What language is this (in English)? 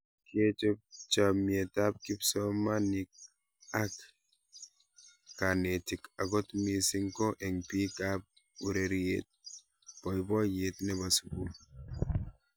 Kalenjin